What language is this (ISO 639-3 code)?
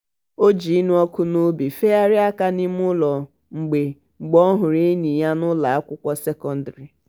ibo